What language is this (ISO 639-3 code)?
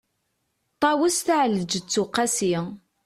kab